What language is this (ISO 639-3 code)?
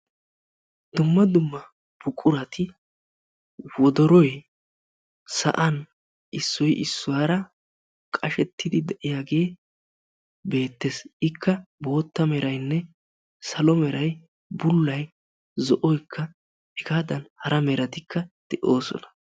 wal